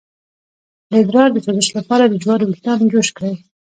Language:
Pashto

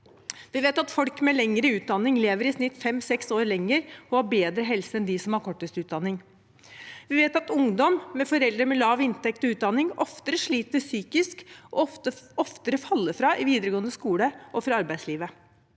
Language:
Norwegian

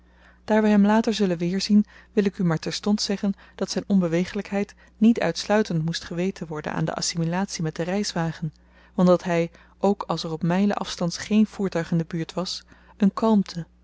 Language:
Dutch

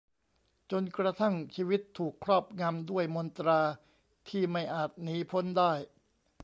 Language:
Thai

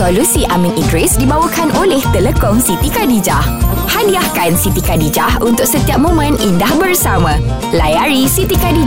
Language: Malay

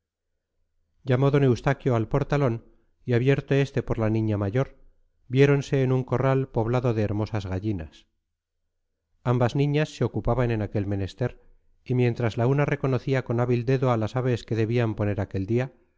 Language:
Spanish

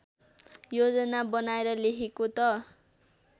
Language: Nepali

